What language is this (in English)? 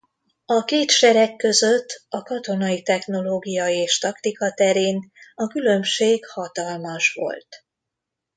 Hungarian